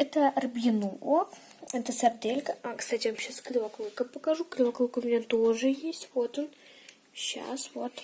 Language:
Russian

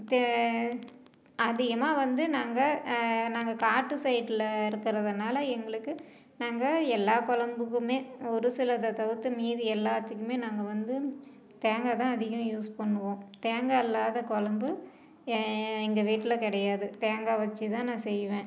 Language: Tamil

